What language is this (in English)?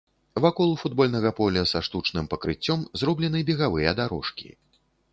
Belarusian